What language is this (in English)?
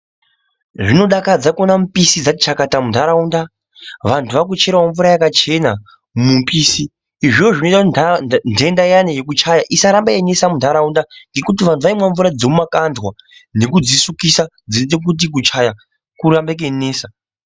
Ndau